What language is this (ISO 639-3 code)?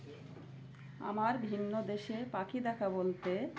ben